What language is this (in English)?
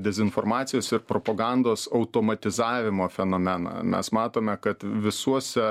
Lithuanian